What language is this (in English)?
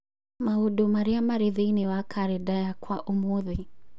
Kikuyu